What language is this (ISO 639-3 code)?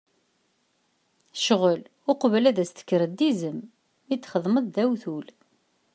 kab